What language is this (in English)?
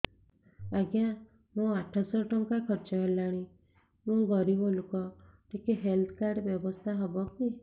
Odia